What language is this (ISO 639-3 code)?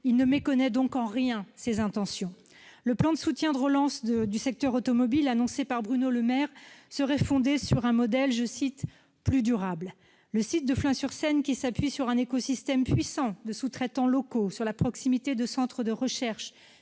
fra